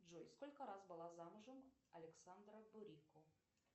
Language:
Russian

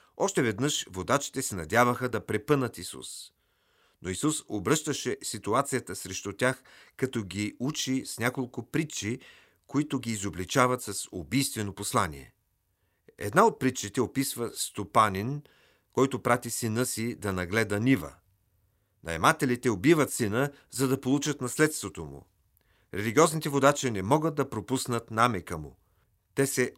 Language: Bulgarian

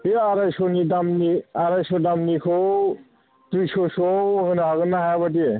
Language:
Bodo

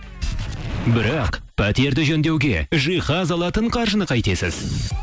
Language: Kazakh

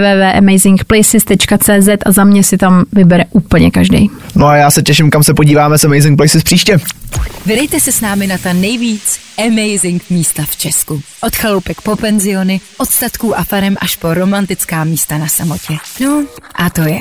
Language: Czech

